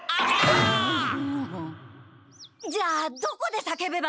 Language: Japanese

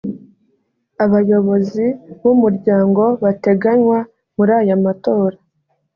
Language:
Kinyarwanda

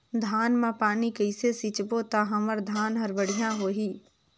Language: Chhattisgarhi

